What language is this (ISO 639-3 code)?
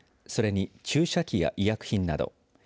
jpn